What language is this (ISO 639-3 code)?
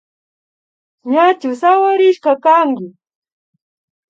qvi